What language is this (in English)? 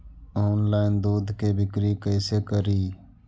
Magahi